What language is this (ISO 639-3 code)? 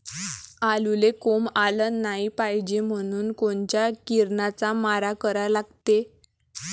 mar